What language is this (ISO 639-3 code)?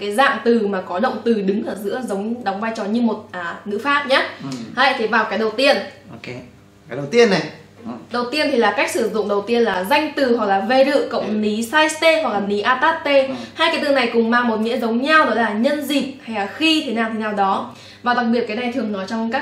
vie